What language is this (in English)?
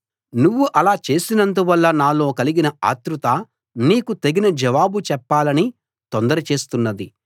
Telugu